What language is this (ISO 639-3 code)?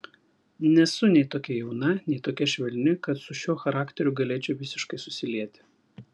lit